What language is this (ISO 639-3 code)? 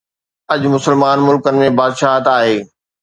snd